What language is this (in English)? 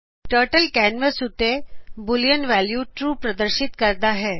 Punjabi